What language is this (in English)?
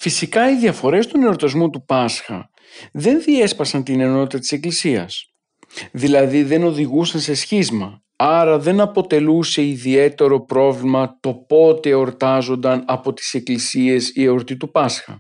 Greek